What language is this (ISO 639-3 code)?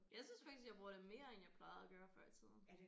dan